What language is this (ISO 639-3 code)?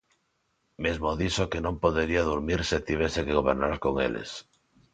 glg